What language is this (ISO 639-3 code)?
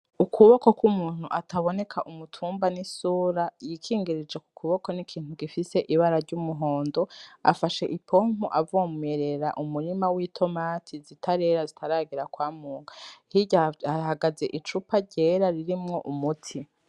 run